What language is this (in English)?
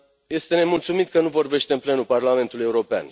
Romanian